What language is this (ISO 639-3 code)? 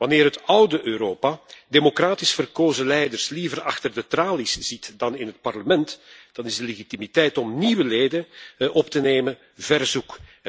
nld